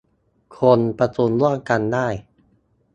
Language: Thai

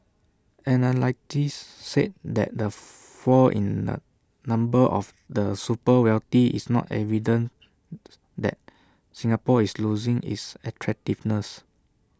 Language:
English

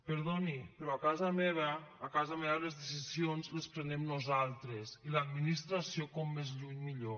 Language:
Catalan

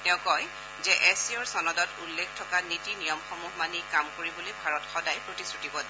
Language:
Assamese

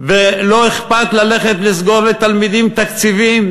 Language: Hebrew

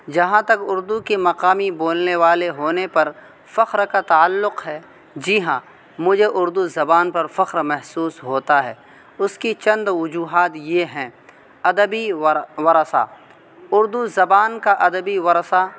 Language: Urdu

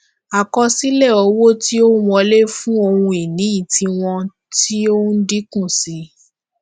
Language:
Yoruba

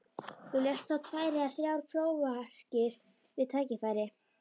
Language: Icelandic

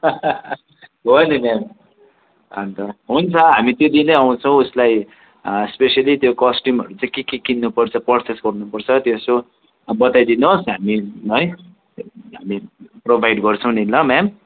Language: Nepali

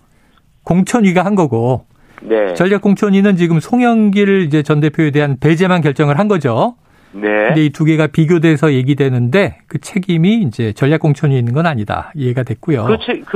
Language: Korean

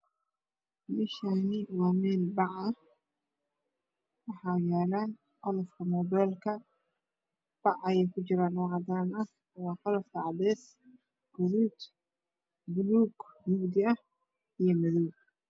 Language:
Somali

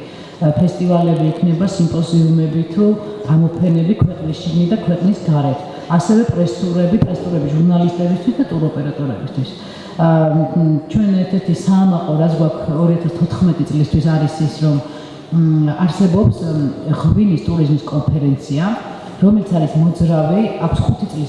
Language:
German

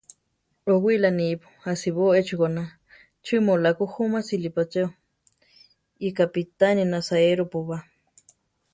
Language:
Central Tarahumara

